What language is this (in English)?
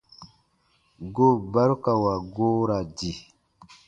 Baatonum